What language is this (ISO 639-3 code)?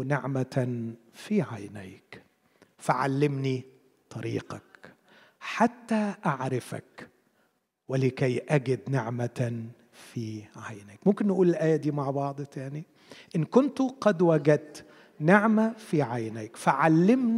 ara